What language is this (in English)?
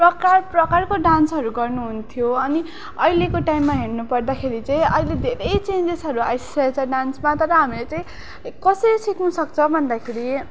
Nepali